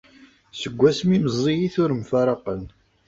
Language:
Kabyle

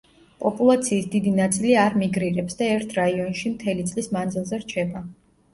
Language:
Georgian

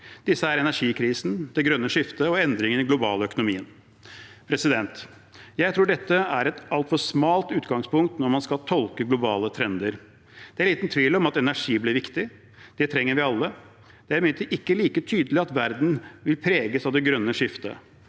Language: Norwegian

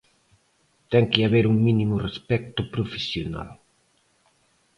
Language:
Galician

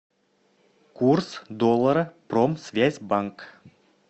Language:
Russian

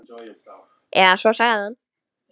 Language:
Icelandic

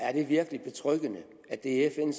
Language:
Danish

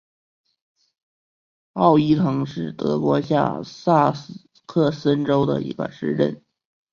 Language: Chinese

